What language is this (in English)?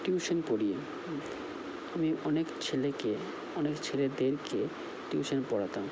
Bangla